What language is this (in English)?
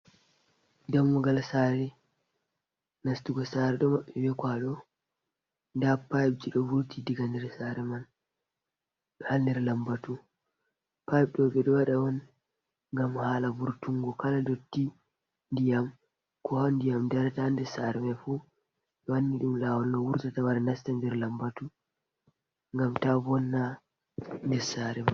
Fula